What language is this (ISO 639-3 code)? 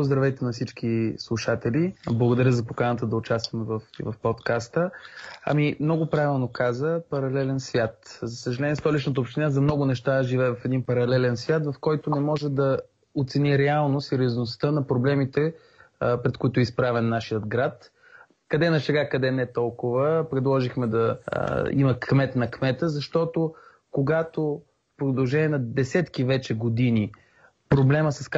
bul